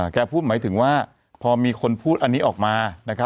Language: Thai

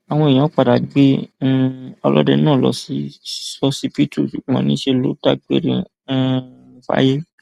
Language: Yoruba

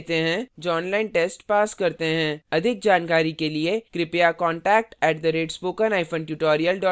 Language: Hindi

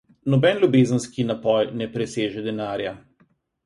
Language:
Slovenian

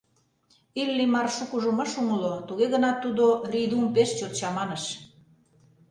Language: Mari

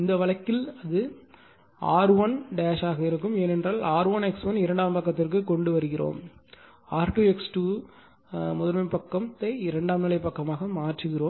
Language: Tamil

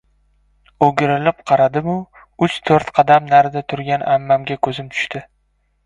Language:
Uzbek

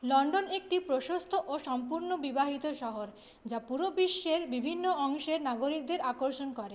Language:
Bangla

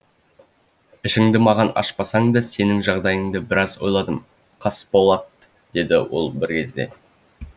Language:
Kazakh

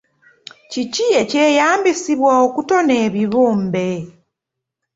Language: Ganda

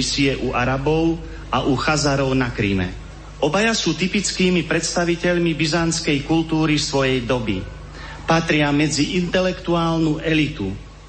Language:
Slovak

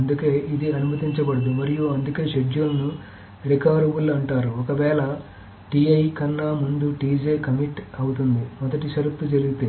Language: Telugu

